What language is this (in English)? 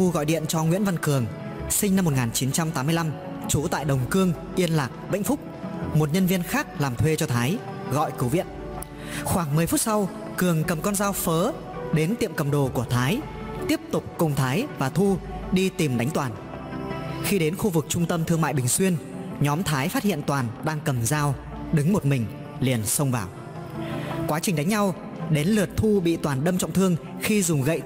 Vietnamese